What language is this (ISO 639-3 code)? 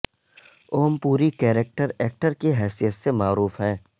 urd